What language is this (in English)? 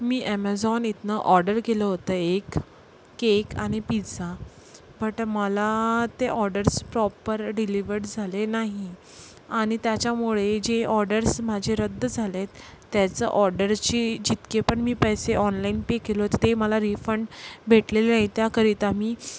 Marathi